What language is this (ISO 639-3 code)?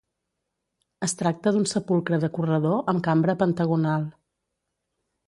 cat